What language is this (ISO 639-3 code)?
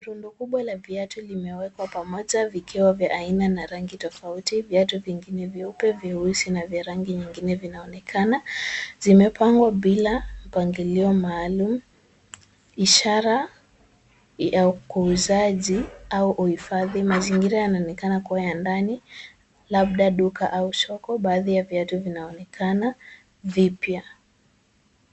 swa